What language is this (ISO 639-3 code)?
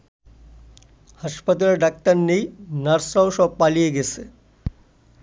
ben